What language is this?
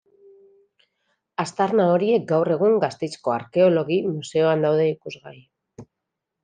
Basque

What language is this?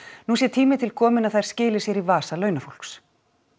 Icelandic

